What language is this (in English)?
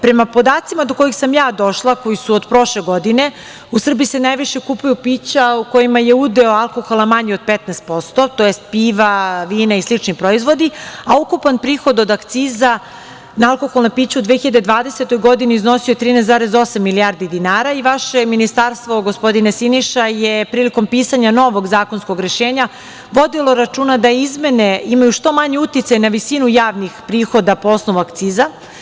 Serbian